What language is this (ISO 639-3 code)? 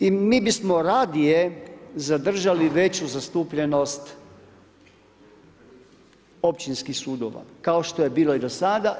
hrv